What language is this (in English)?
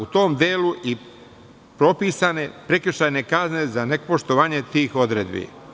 Serbian